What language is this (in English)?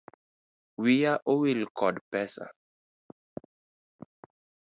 Luo (Kenya and Tanzania)